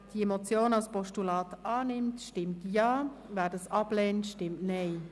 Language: Swiss German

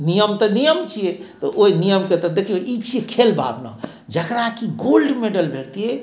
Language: Maithili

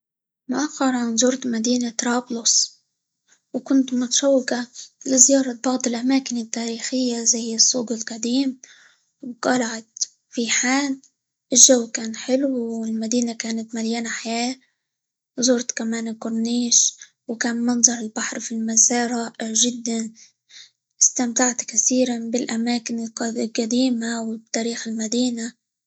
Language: Libyan Arabic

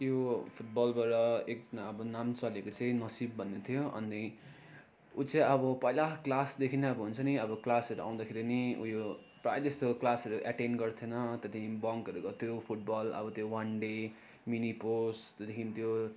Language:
Nepali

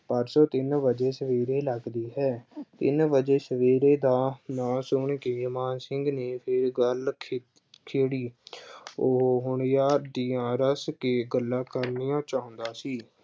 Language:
Punjabi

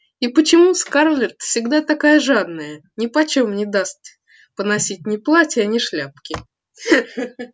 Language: Russian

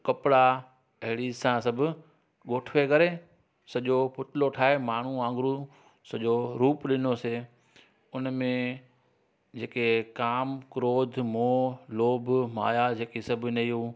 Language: Sindhi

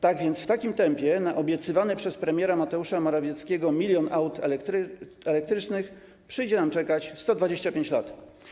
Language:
Polish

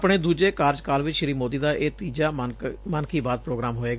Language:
Punjabi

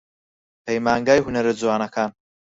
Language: Central Kurdish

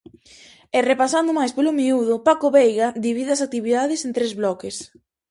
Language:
Galician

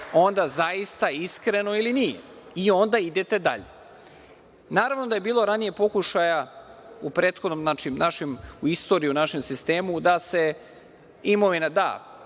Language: Serbian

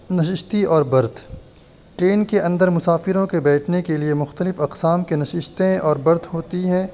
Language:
Urdu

